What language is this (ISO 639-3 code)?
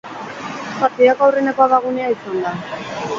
eus